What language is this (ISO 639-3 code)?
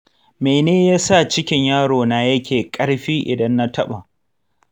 hau